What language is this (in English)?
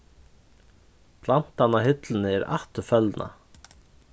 Faroese